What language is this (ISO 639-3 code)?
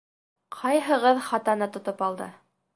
bak